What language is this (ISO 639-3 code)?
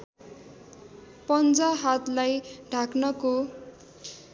nep